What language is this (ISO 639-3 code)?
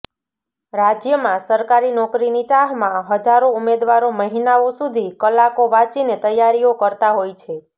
guj